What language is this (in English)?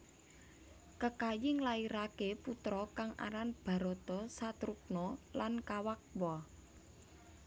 Javanese